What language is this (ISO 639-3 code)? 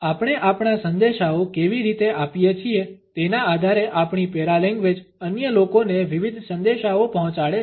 guj